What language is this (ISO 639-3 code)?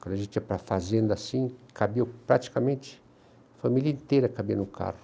por